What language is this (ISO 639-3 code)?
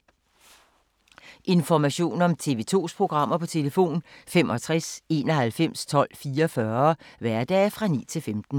dan